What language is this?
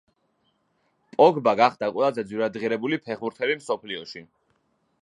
Georgian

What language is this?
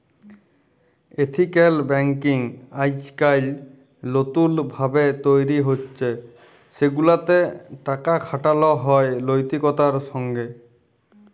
Bangla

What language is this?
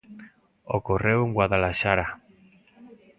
Galician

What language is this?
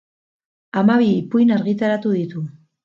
Basque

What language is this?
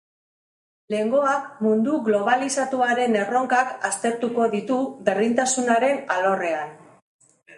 Basque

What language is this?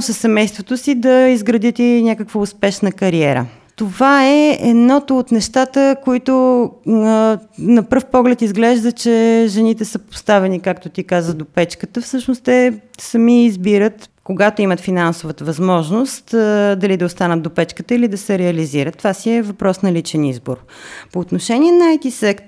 Bulgarian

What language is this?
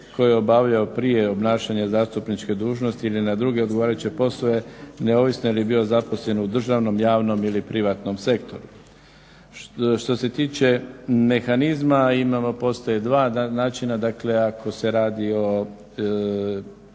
Croatian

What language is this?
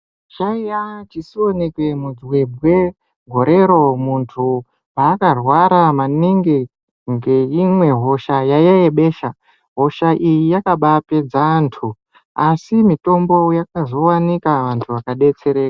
Ndau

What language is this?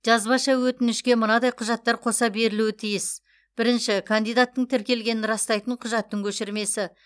Kazakh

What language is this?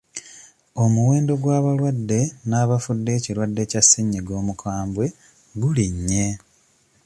Ganda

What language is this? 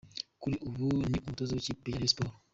Kinyarwanda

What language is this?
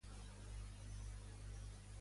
Catalan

